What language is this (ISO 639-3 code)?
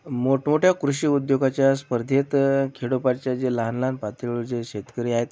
mar